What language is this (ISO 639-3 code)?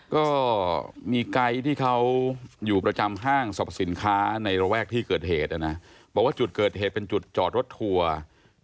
tha